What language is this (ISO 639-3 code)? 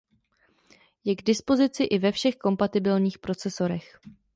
ces